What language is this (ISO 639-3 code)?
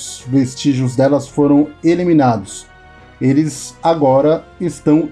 por